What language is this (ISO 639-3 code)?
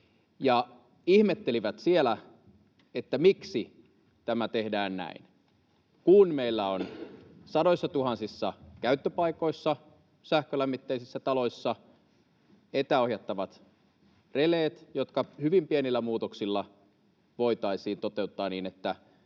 fin